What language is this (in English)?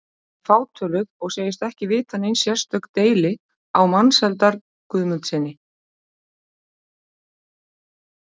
Icelandic